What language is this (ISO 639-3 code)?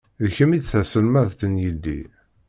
kab